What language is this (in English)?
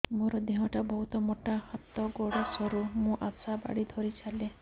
Odia